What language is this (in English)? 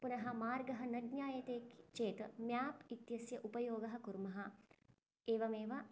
Sanskrit